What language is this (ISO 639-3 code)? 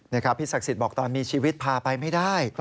tha